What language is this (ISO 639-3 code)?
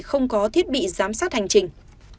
vie